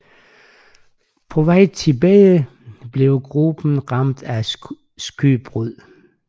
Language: Danish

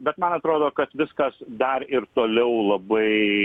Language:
Lithuanian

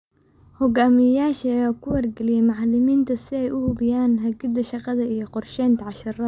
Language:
Somali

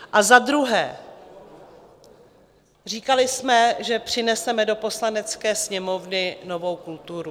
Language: Czech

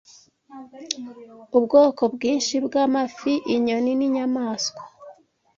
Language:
Kinyarwanda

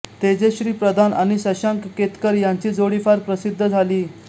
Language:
Marathi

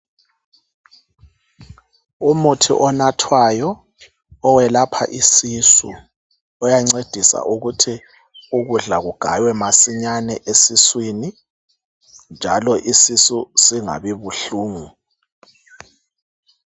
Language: North Ndebele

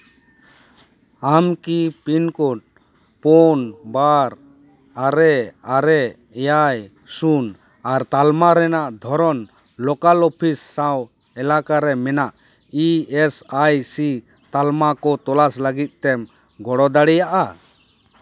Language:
Santali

